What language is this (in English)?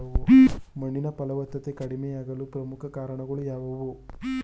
Kannada